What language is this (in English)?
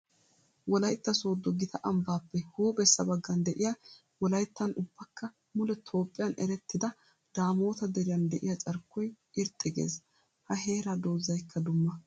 Wolaytta